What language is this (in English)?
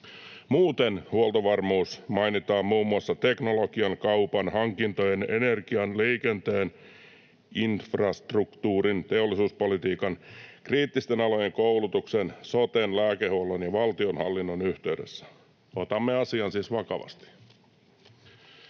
Finnish